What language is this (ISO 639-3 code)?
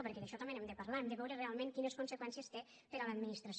cat